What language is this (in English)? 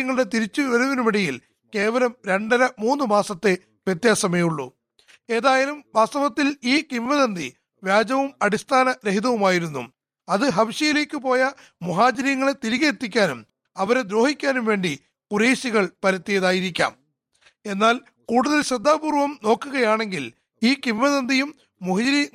Malayalam